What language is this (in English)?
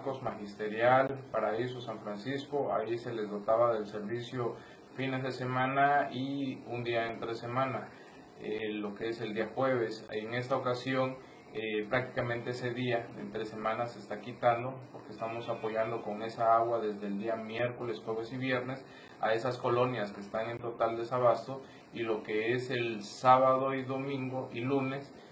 Spanish